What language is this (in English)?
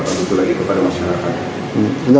Indonesian